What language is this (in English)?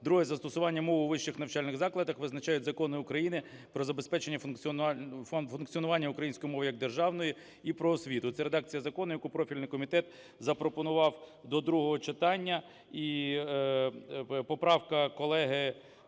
Ukrainian